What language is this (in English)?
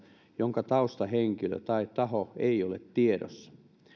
Finnish